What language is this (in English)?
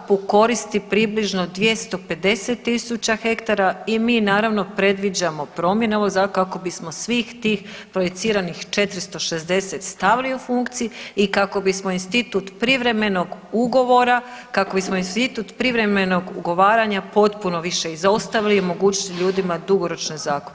Croatian